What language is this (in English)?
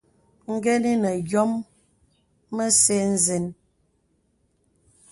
Bebele